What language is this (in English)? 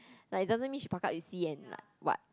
English